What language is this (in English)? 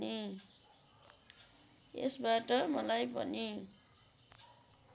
Nepali